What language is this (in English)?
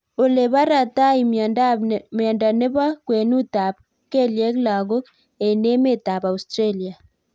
Kalenjin